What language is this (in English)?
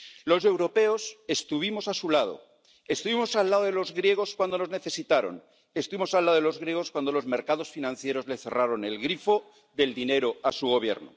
Spanish